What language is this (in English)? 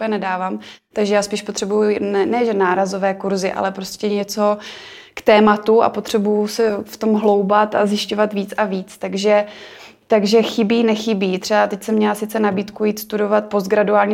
Czech